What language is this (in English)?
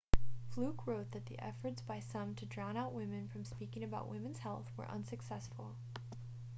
English